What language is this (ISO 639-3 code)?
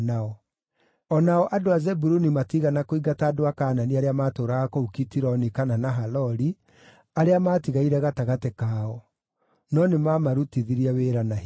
kik